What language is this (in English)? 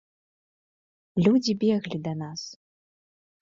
Belarusian